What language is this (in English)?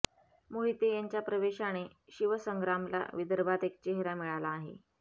Marathi